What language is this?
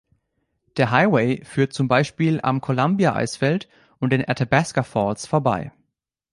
German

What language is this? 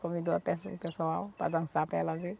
Portuguese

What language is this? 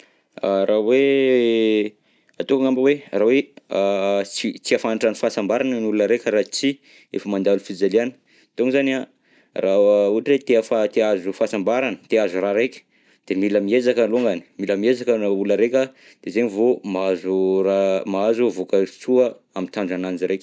Southern Betsimisaraka Malagasy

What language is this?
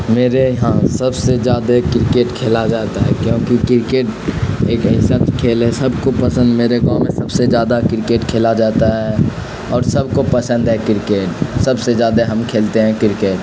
Urdu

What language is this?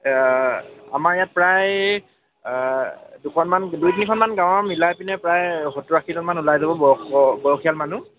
Assamese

